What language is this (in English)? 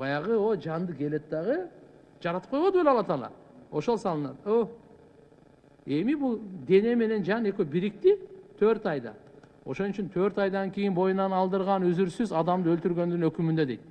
Turkish